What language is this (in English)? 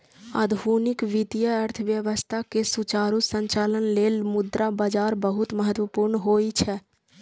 Maithili